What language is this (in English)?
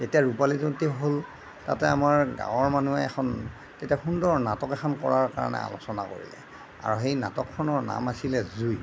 Assamese